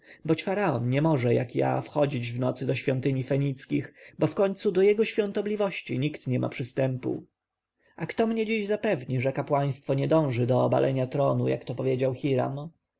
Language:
Polish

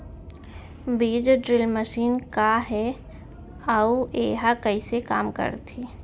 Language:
Chhattisgarhi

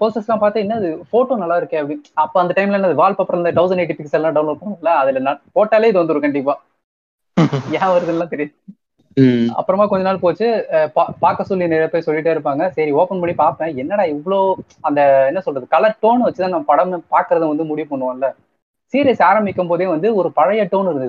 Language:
Tamil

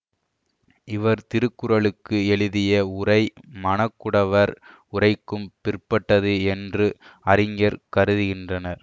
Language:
Tamil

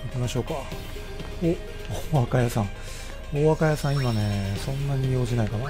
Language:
Japanese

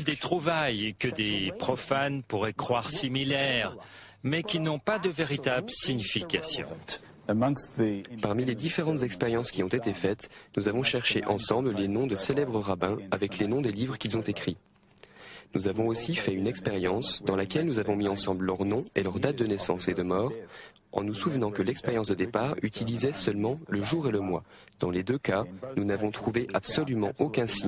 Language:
French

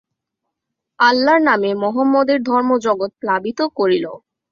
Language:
Bangla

